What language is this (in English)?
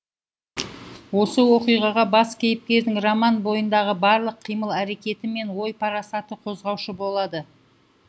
Kazakh